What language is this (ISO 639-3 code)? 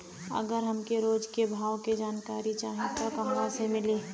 bho